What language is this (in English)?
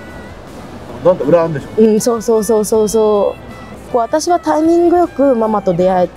Japanese